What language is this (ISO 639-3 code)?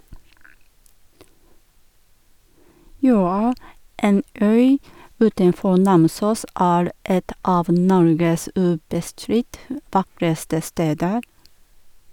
nor